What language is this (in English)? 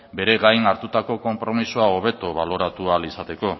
Basque